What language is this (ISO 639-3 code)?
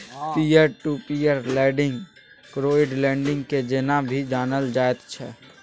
mai